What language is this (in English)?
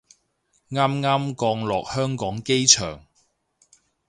Cantonese